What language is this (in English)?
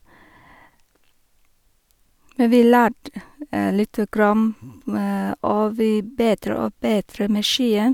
Norwegian